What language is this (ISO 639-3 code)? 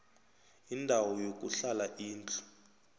nbl